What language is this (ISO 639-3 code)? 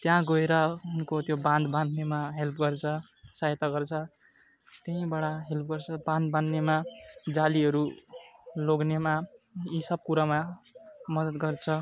nep